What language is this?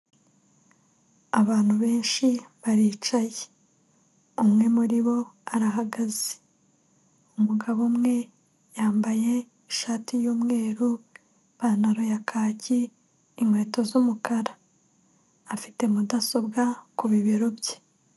Kinyarwanda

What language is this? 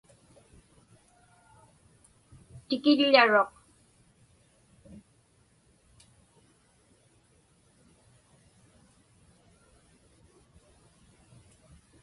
Inupiaq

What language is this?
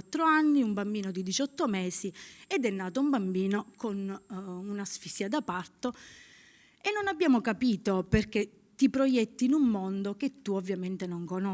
Italian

